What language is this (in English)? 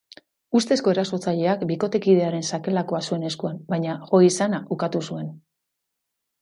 Basque